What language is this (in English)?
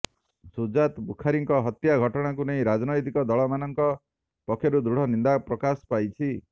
Odia